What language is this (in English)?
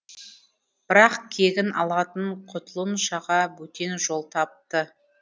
Kazakh